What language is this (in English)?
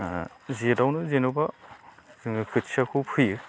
Bodo